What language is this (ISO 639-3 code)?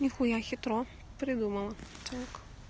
rus